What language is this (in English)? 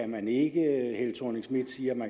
Danish